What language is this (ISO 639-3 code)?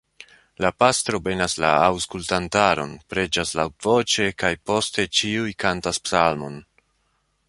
epo